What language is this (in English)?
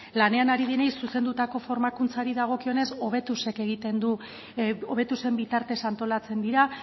Basque